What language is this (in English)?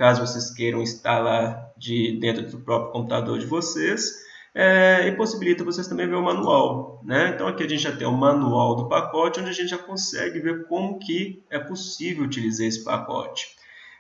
Portuguese